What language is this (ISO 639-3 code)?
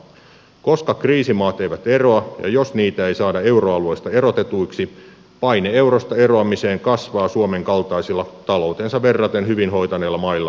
fin